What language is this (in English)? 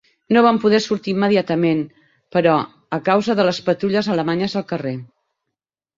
Catalan